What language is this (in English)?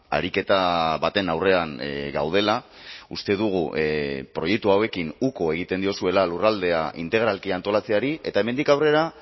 Basque